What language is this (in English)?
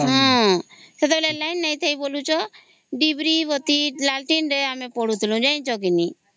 Odia